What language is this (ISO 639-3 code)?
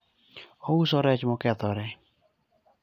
luo